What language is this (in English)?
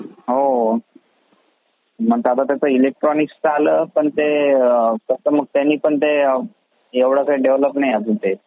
Marathi